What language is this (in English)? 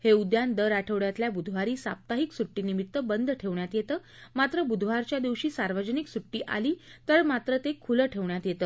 Marathi